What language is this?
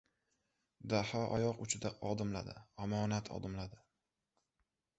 Uzbek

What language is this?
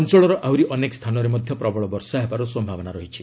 Odia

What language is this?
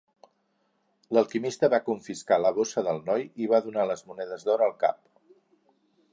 Catalan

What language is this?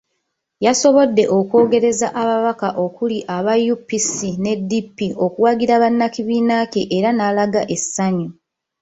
Ganda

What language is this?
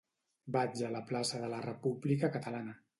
Catalan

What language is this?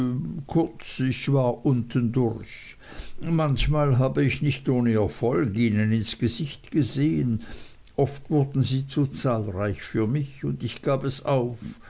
German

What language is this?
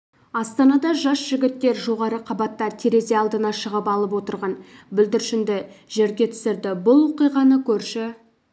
Kazakh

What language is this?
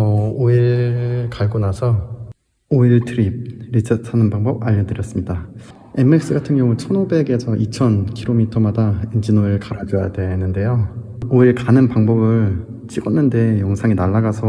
Korean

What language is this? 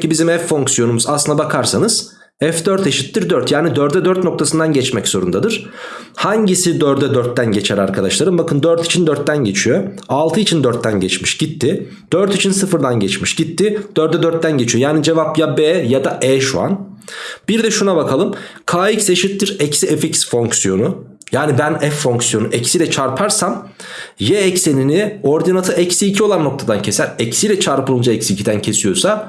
Turkish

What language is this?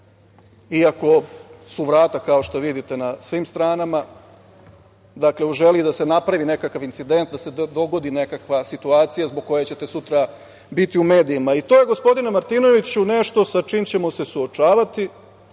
Serbian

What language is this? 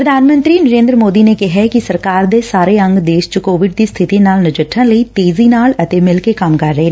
Punjabi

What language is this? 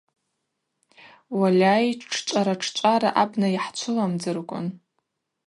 Abaza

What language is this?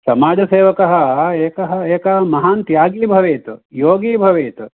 Sanskrit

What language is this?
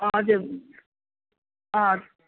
Nepali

